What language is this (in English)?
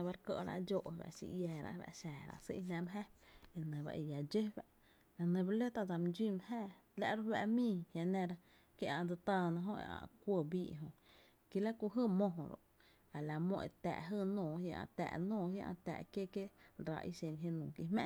Tepinapa Chinantec